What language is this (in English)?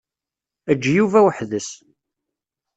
Kabyle